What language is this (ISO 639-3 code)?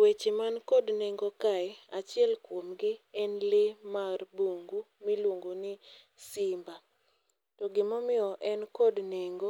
luo